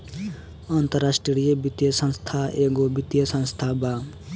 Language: Bhojpuri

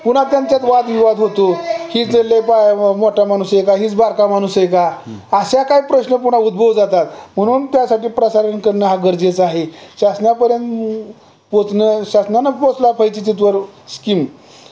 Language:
Marathi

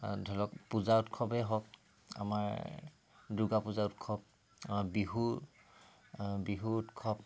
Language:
Assamese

